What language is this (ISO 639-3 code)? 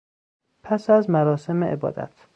fas